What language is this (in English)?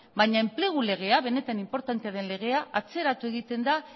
Basque